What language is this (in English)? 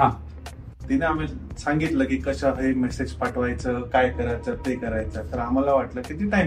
Marathi